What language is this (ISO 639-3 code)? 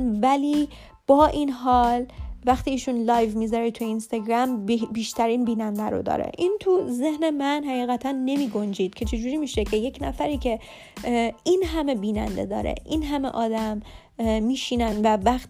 fas